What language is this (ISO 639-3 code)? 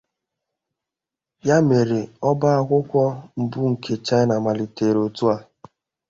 ibo